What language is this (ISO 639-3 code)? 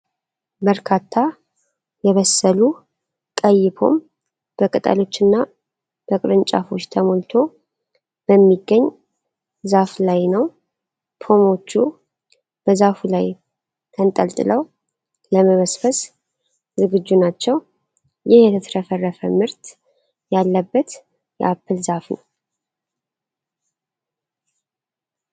amh